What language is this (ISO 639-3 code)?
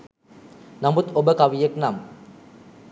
sin